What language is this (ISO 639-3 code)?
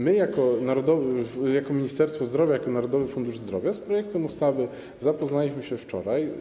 pol